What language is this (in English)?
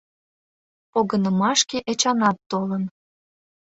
Mari